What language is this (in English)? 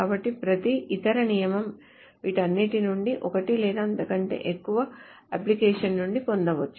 Telugu